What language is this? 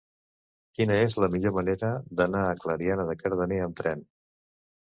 Catalan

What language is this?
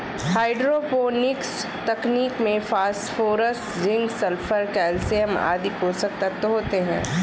Hindi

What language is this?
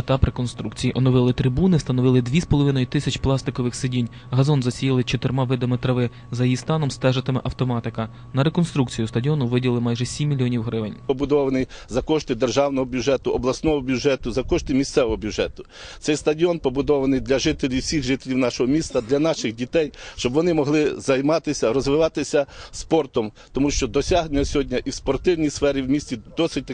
Ukrainian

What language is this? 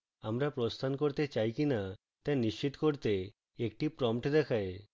Bangla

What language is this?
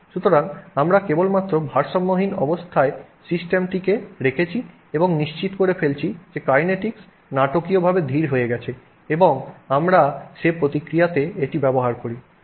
Bangla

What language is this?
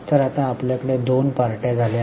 Marathi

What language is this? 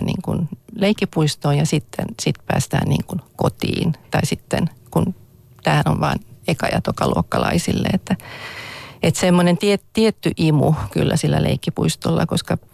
Finnish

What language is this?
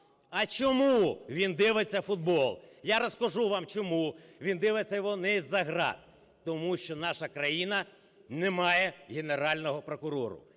Ukrainian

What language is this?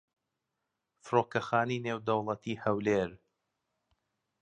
Central Kurdish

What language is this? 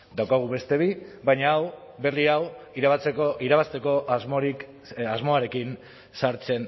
Basque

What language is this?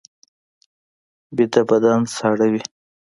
Pashto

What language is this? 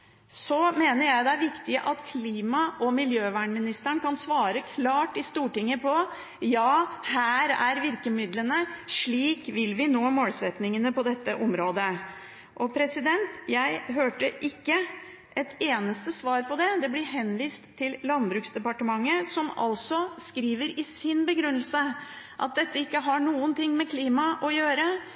Norwegian Bokmål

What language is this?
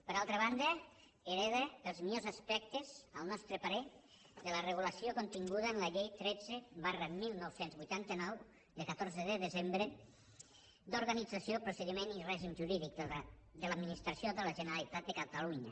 Catalan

